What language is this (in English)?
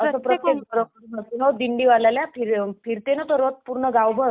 Marathi